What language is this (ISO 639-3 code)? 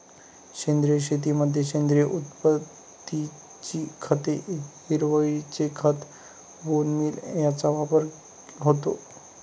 mar